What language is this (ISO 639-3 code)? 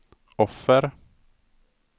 swe